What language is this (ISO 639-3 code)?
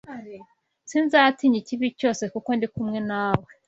kin